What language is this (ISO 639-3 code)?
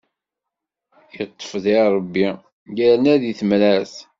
kab